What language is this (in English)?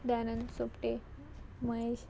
Konkani